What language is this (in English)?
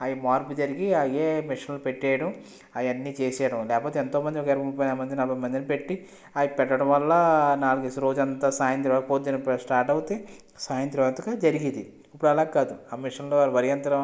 Telugu